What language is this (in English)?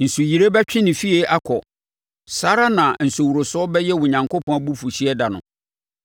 Akan